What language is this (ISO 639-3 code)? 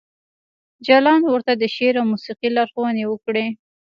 pus